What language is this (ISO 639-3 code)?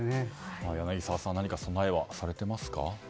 jpn